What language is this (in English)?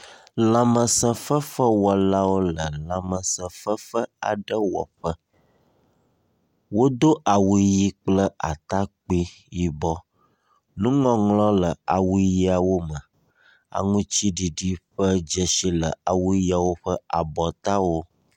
Ewe